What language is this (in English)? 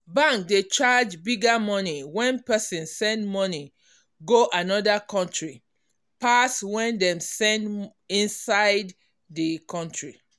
Nigerian Pidgin